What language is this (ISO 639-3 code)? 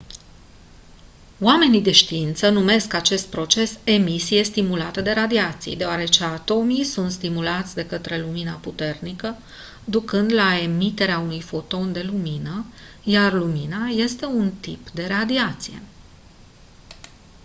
ron